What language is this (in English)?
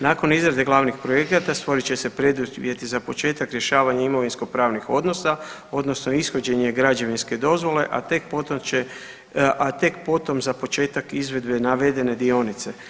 Croatian